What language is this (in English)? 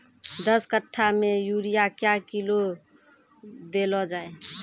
Maithili